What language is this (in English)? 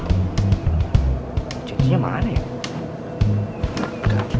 Indonesian